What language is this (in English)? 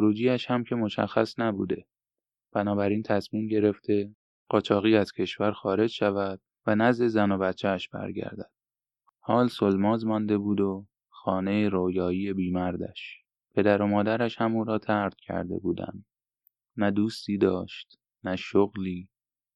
Persian